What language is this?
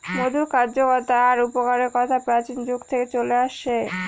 Bangla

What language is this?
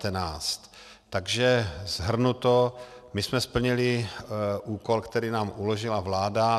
Czech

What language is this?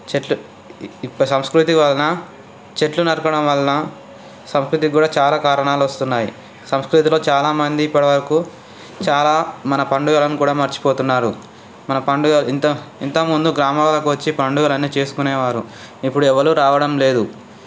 Telugu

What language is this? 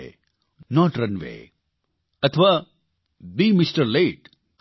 Gujarati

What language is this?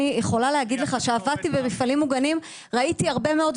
Hebrew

